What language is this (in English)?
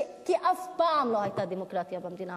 Hebrew